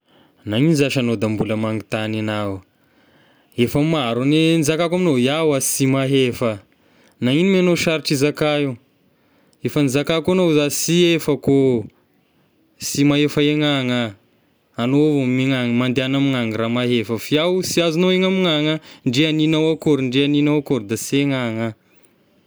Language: Tesaka Malagasy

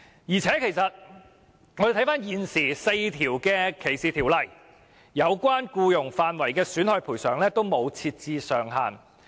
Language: Cantonese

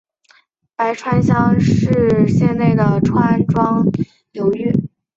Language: Chinese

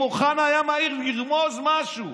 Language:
Hebrew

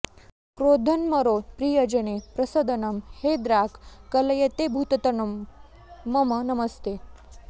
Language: Sanskrit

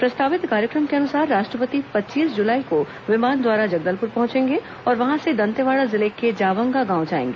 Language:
Hindi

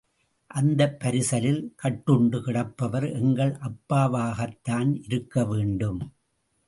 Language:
Tamil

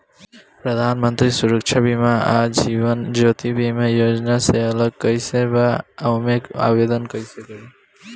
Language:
Bhojpuri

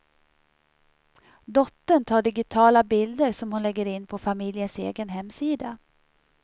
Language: Swedish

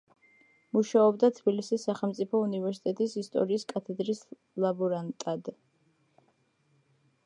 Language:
Georgian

